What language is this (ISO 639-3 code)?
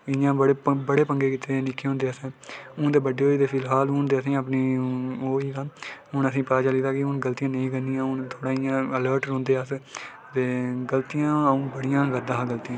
doi